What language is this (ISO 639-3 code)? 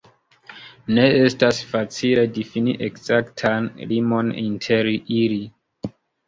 epo